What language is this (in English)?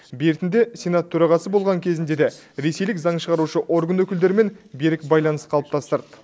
Kazakh